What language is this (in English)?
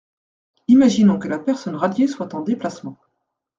French